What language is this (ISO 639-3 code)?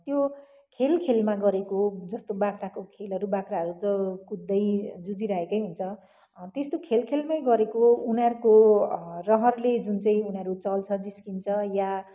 nep